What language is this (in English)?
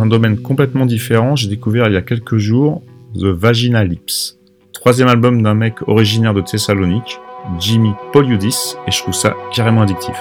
French